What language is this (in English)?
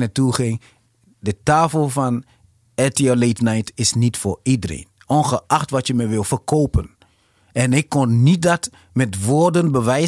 Dutch